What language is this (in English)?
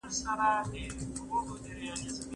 Pashto